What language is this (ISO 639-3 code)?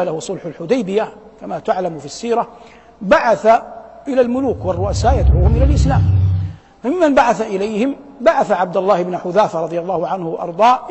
ara